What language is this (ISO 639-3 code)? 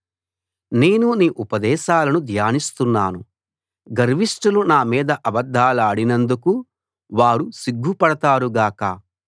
tel